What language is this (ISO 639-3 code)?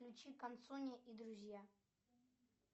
rus